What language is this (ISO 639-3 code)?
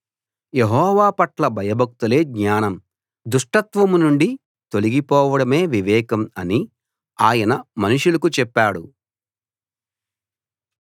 tel